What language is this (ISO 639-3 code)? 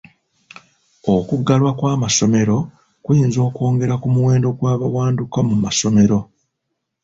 lug